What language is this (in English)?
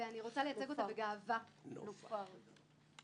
Hebrew